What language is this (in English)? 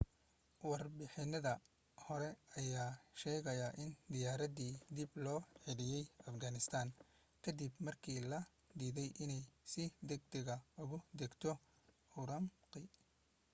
Somali